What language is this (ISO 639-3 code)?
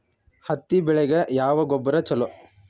kan